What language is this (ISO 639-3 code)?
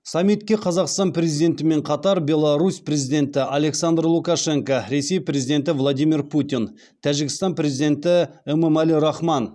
kaz